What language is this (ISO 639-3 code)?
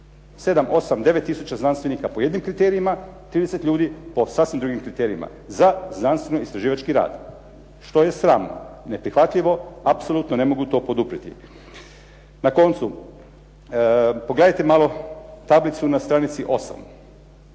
hrv